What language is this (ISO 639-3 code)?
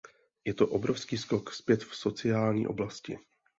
ces